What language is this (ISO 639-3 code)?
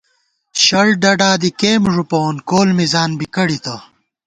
gwt